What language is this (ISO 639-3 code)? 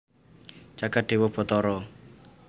jav